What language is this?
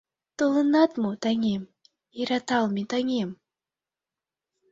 Mari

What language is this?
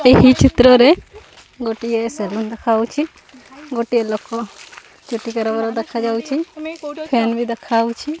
Odia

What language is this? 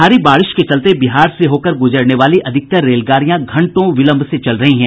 Hindi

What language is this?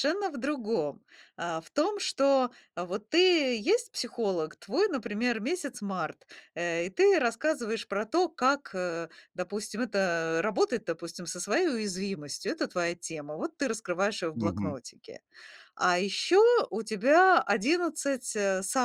Russian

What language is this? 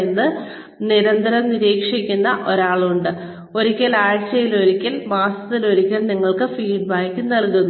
Malayalam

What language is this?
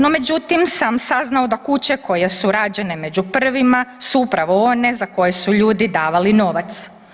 Croatian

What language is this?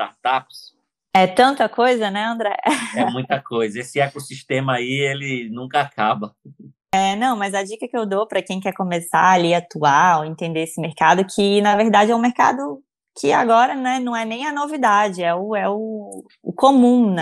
Portuguese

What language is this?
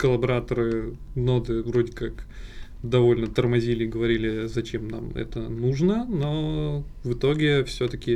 Russian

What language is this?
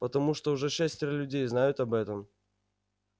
Russian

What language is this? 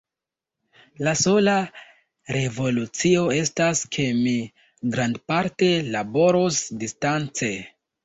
Esperanto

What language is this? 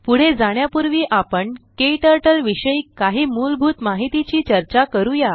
Marathi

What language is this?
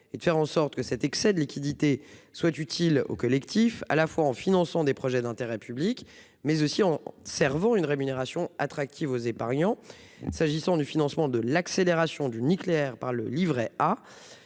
French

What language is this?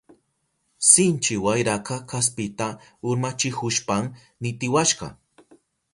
Southern Pastaza Quechua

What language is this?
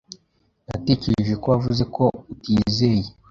Kinyarwanda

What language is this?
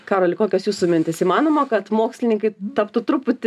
Lithuanian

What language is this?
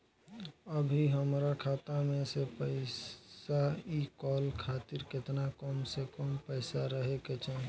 Bhojpuri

